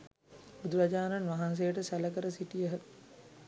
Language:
Sinhala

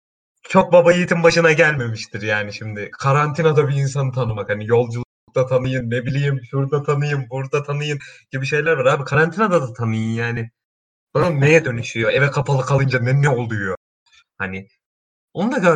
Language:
Turkish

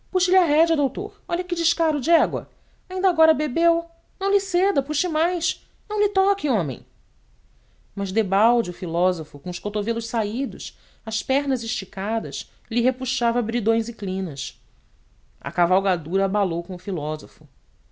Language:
Portuguese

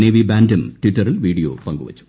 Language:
Malayalam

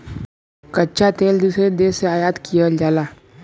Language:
Bhojpuri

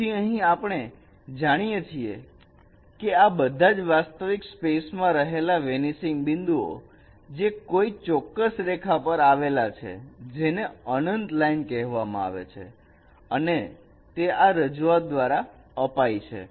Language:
Gujarati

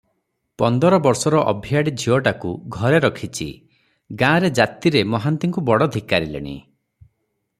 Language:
Odia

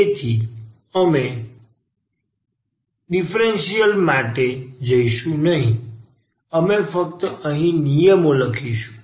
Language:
Gujarati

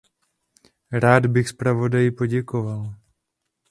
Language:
Czech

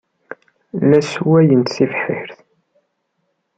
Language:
Kabyle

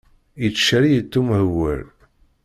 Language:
Kabyle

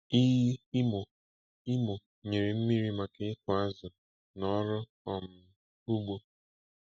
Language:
Igbo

